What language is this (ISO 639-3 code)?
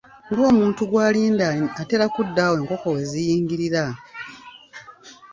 lug